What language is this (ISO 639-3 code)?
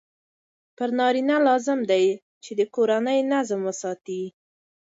pus